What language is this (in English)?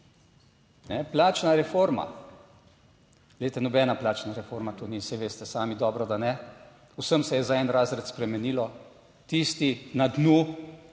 Slovenian